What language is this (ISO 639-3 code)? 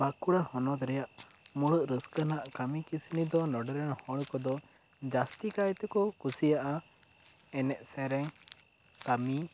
sat